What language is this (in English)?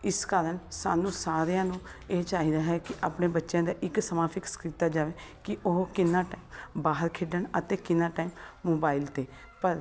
Punjabi